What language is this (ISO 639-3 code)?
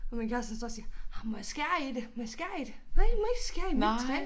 dan